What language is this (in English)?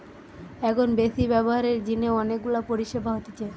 Bangla